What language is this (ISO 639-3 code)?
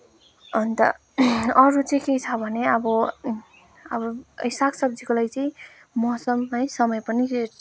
nep